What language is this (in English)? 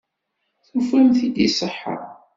Kabyle